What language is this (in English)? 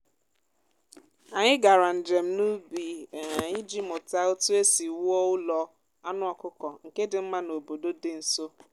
Igbo